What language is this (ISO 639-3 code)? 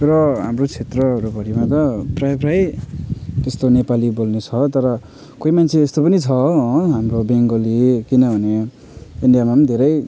nep